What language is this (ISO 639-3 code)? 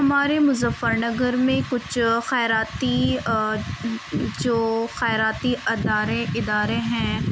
urd